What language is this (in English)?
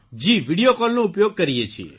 Gujarati